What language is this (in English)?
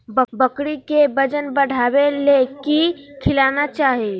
Magahi